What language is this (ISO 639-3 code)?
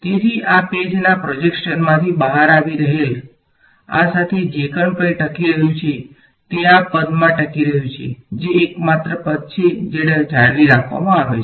guj